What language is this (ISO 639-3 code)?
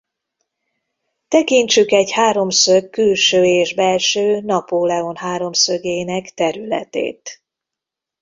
hun